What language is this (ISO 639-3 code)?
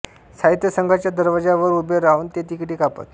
mar